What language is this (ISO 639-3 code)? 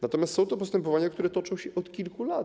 pol